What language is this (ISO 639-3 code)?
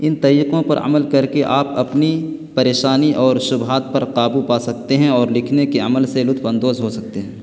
urd